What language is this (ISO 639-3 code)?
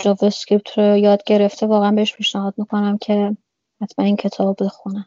fas